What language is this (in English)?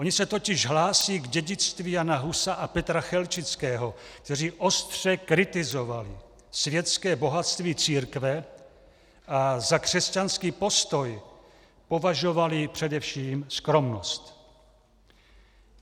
Czech